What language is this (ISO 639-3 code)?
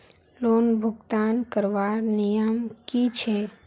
mag